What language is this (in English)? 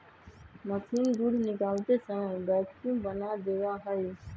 Magahi